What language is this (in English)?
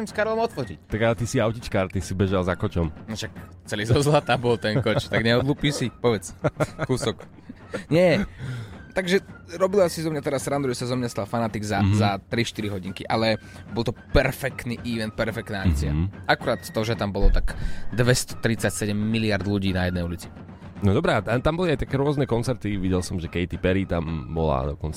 Slovak